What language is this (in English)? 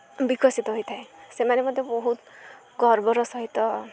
Odia